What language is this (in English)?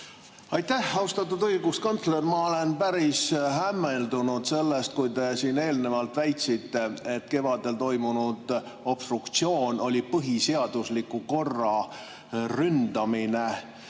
Estonian